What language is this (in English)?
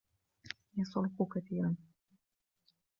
Arabic